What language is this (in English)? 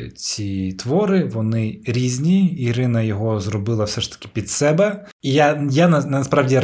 Ukrainian